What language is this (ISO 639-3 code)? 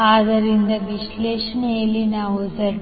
kan